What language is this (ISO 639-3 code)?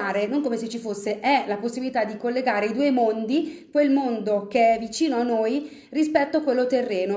ita